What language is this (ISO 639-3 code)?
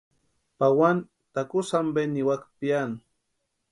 pua